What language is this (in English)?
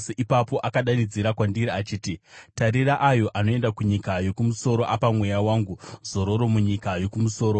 Shona